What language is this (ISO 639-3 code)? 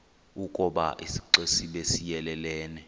xho